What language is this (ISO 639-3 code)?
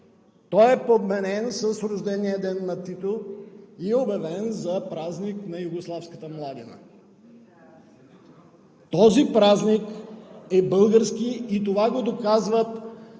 bul